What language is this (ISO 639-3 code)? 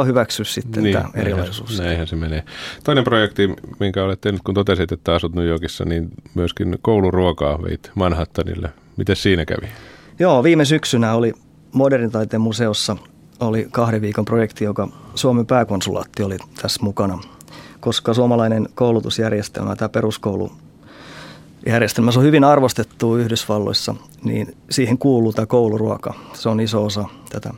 fin